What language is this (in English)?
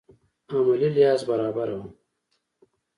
Pashto